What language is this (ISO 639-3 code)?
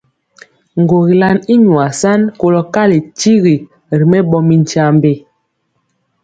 mcx